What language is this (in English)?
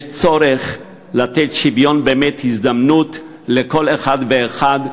Hebrew